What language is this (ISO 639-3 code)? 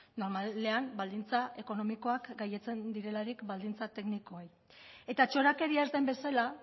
eus